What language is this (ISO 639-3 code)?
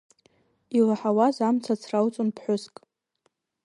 abk